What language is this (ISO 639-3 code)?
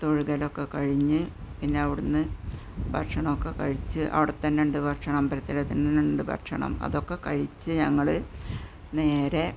mal